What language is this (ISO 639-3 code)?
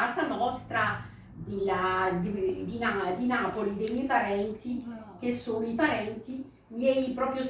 ita